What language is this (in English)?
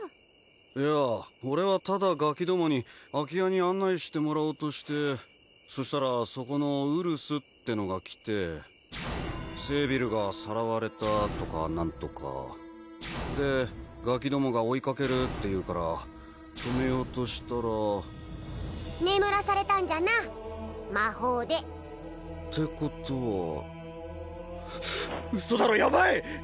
Japanese